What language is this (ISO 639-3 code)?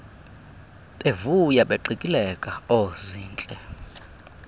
xho